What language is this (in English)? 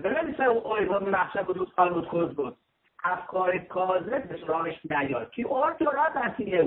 Persian